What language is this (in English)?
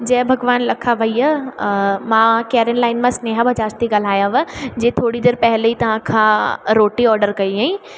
Sindhi